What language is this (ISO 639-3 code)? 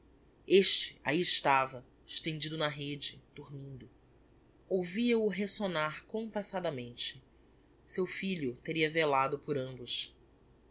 por